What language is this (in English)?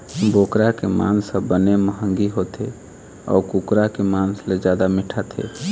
Chhattisgarhi